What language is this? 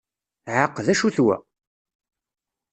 Kabyle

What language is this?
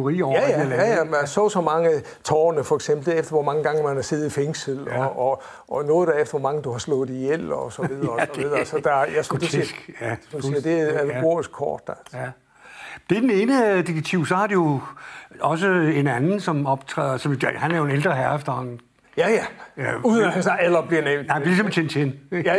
Danish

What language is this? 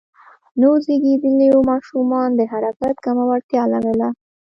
Pashto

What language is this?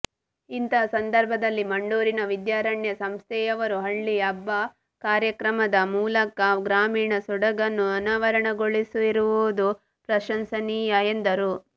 Kannada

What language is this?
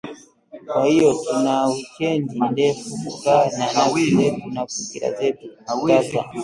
Swahili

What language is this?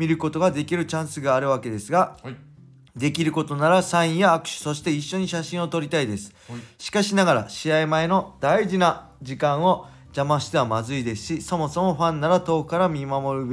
Japanese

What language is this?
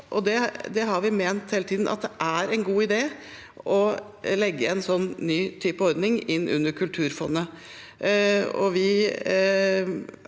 Norwegian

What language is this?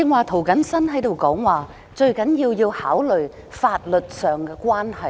Cantonese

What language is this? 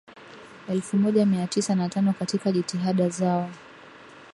Swahili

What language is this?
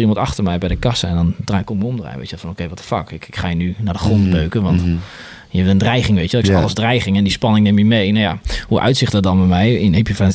Dutch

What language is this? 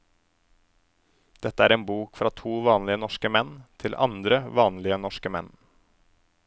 Norwegian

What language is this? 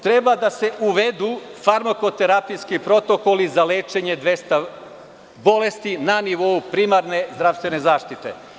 Serbian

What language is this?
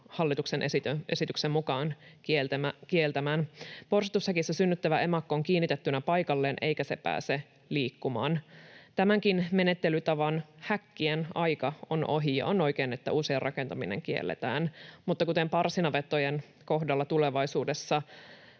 Finnish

